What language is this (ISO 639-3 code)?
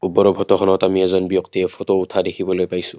asm